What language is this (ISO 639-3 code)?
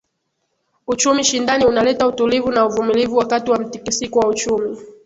swa